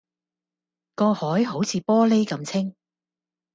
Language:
Cantonese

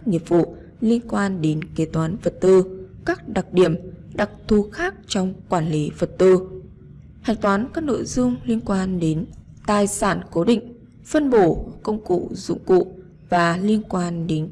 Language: Vietnamese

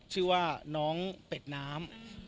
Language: Thai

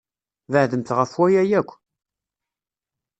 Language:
Kabyle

